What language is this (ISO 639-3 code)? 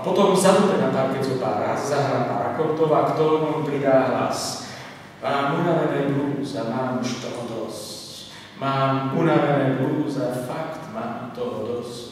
slk